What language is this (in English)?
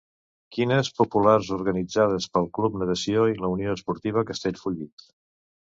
Catalan